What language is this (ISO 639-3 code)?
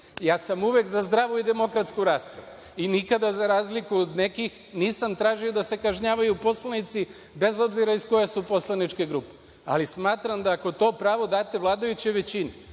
srp